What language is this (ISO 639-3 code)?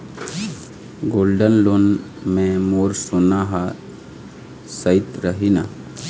hne